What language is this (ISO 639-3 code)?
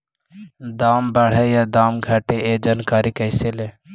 mag